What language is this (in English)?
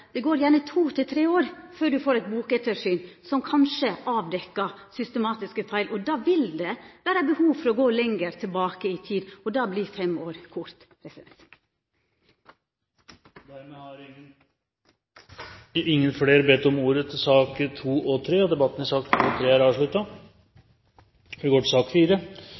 Norwegian